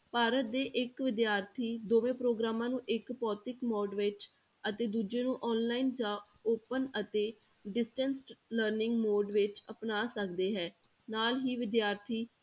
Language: Punjabi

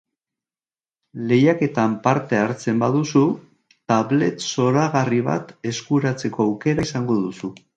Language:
Basque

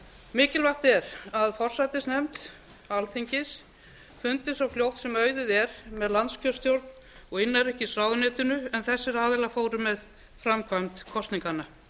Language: Icelandic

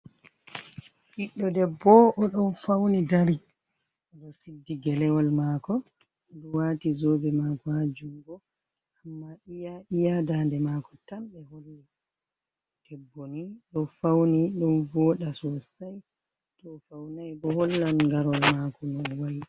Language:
Fula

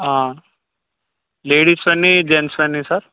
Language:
Telugu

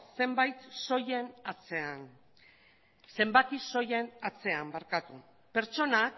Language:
Basque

